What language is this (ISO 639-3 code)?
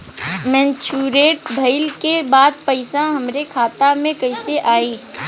bho